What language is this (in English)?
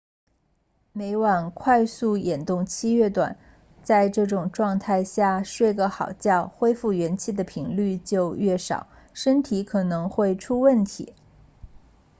Chinese